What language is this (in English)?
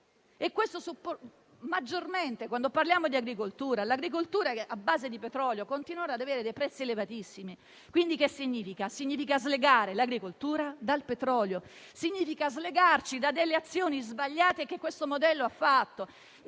Italian